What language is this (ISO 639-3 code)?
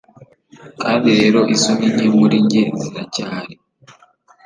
kin